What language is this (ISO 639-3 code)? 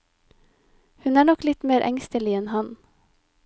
nor